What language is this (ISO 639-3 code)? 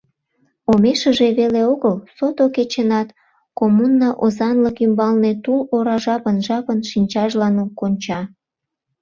chm